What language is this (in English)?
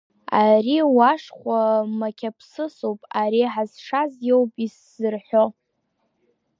Abkhazian